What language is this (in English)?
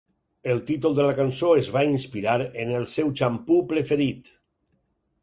Catalan